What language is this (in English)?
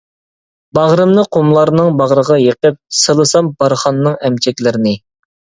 Uyghur